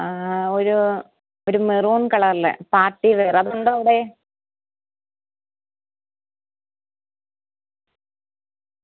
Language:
Malayalam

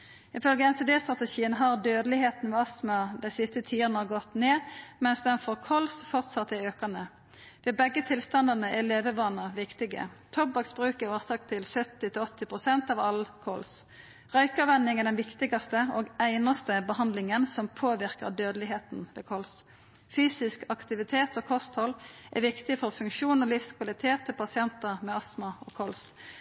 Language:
Norwegian Nynorsk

